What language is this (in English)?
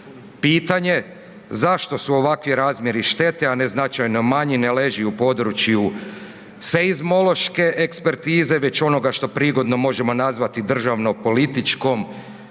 Croatian